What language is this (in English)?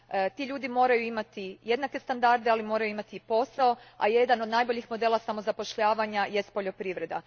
Croatian